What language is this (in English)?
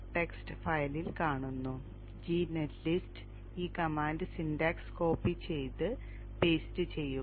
Malayalam